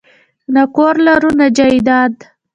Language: Pashto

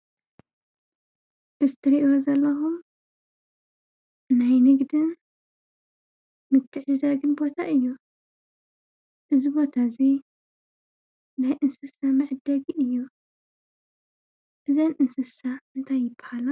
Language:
Tigrinya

